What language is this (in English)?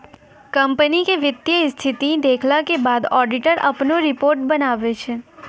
Maithili